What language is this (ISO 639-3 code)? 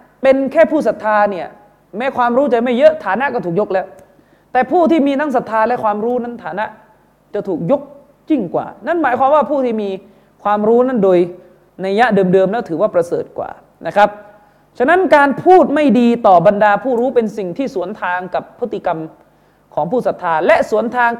tha